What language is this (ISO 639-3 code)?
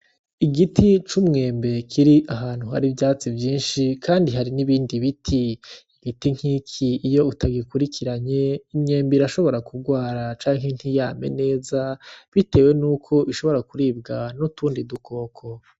run